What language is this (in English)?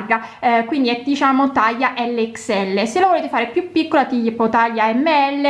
Italian